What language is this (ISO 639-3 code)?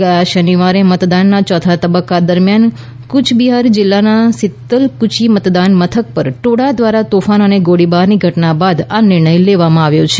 guj